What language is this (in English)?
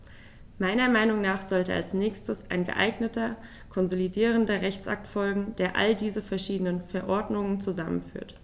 German